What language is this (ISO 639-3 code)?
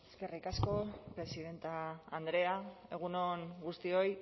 eus